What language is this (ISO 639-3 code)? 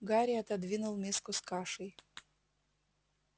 rus